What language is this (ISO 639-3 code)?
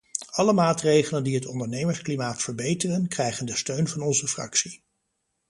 nld